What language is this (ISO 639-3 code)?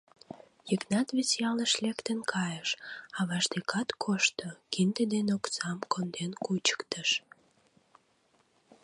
chm